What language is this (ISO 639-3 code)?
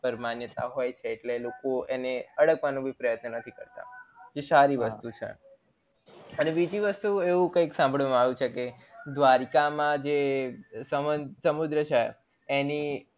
guj